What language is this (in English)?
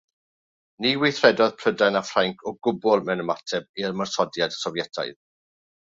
Welsh